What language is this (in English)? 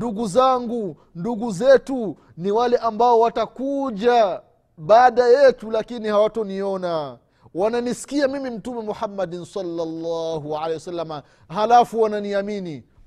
Swahili